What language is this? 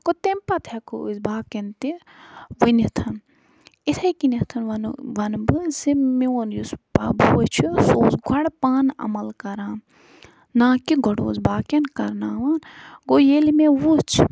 Kashmiri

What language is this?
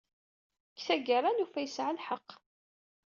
Kabyle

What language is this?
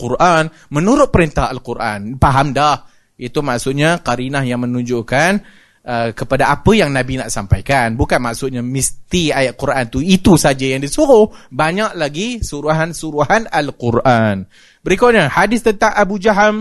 Malay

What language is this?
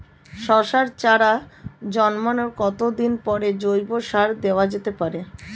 Bangla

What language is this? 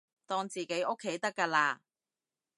Cantonese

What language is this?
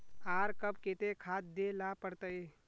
Magahi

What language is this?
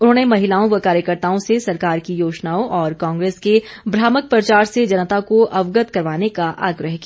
Hindi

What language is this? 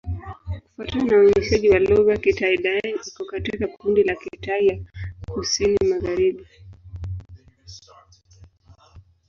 Swahili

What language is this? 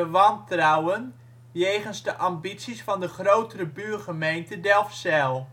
Dutch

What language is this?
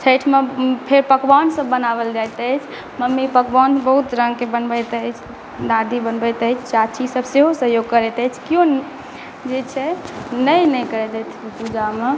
Maithili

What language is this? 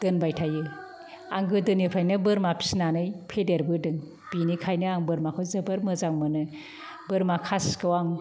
Bodo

